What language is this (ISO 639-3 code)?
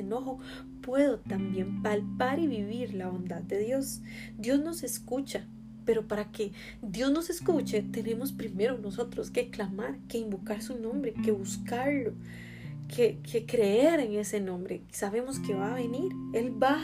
spa